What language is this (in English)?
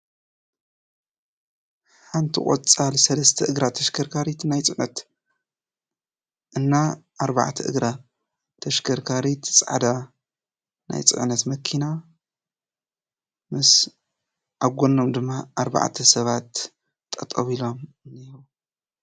Tigrinya